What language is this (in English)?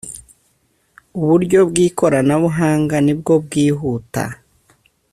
Kinyarwanda